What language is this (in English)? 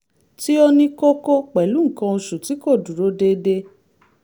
Yoruba